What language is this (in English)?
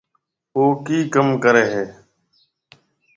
Marwari (Pakistan)